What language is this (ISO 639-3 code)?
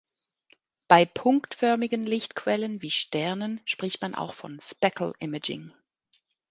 deu